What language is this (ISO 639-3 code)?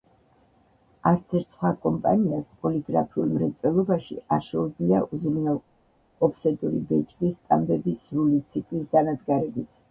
kat